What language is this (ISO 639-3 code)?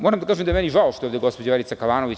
srp